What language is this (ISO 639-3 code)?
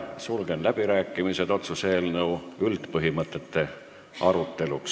est